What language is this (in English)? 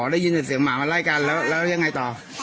Thai